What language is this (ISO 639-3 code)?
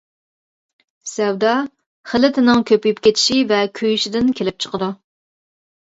uig